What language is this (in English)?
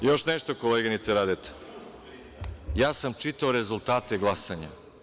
Serbian